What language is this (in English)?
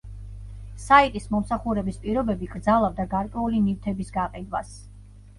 Georgian